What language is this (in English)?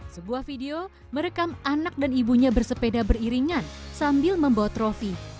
Indonesian